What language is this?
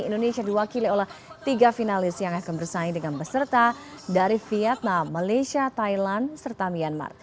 Indonesian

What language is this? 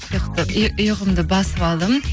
Kazakh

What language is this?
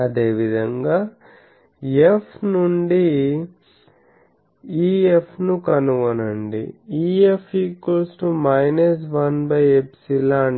Telugu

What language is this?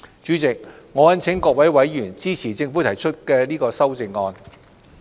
Cantonese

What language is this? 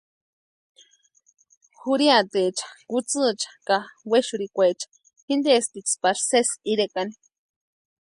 Western Highland Purepecha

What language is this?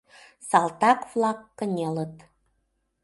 Mari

